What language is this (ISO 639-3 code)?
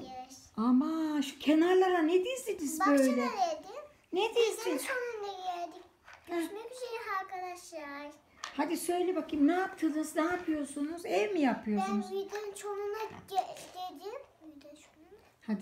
tur